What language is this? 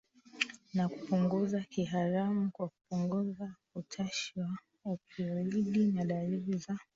Swahili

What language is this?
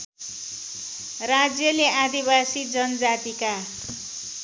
Nepali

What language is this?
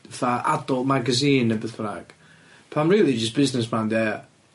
Welsh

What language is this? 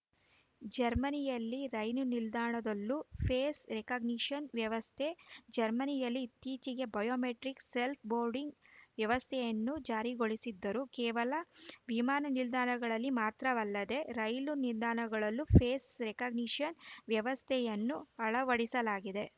Kannada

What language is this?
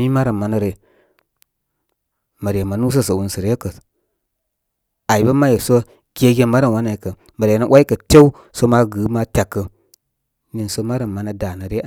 Koma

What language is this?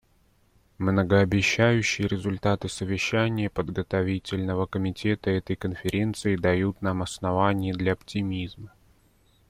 Russian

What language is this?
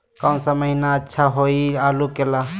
Magahi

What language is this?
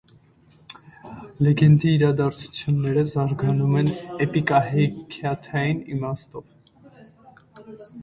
Armenian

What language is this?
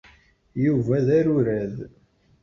Kabyle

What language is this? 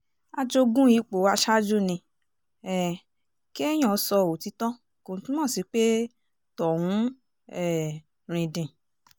Yoruba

